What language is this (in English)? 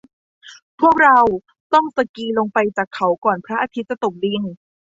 Thai